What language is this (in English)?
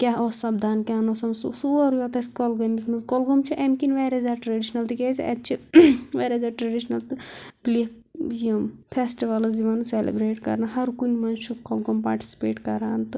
Kashmiri